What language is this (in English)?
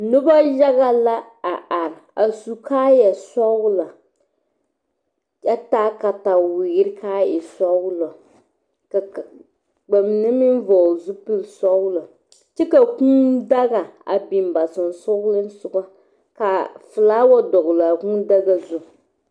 Southern Dagaare